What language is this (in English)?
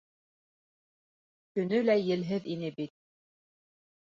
Bashkir